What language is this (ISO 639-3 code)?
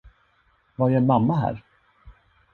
swe